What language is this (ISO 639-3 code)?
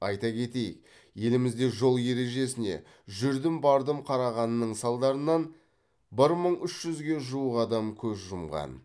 kaz